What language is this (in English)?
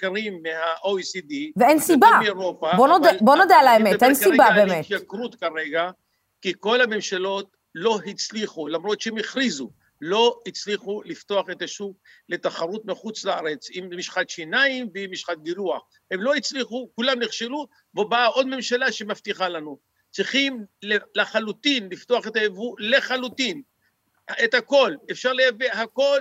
Hebrew